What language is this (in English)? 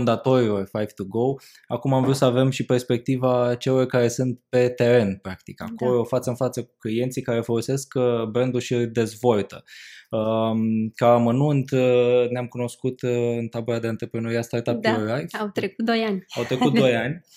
Romanian